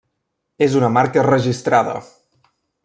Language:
Catalan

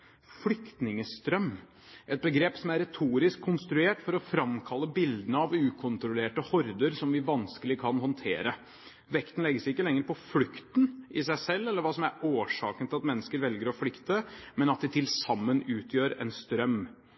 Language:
Norwegian Bokmål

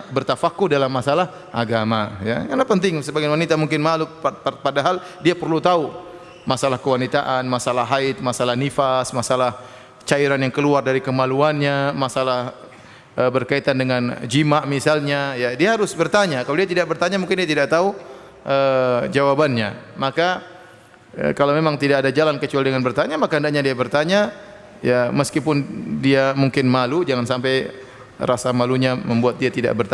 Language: Indonesian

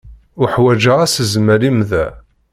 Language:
Kabyle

